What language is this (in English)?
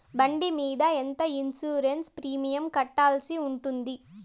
Telugu